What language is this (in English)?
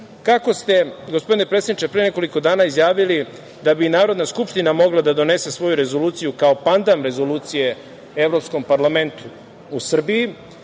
Serbian